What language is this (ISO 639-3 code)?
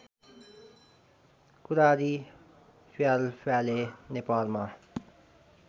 nep